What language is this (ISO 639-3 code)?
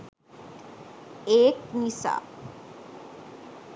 sin